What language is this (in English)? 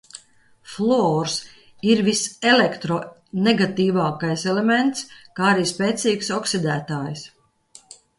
Latvian